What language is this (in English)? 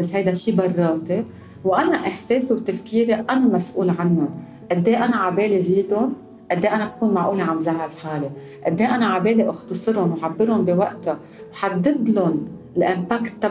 Arabic